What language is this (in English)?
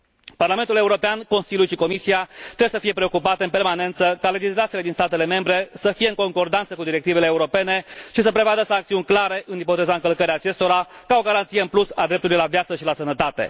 Romanian